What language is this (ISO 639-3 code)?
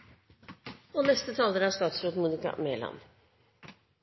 nor